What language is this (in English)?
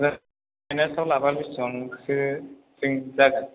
Bodo